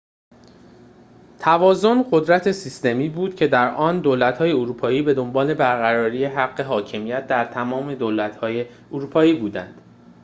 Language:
Persian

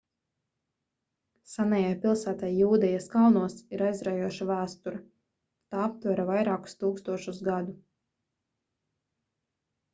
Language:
Latvian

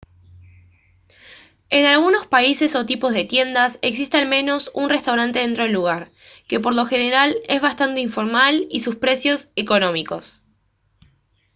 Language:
Spanish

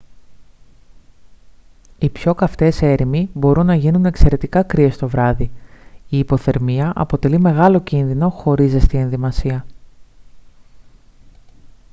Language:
Greek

